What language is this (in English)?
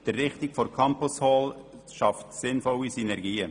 Swiss German